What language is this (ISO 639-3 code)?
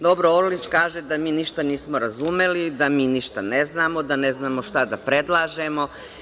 srp